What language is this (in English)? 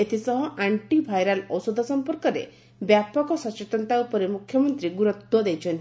Odia